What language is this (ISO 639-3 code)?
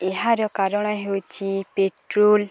ori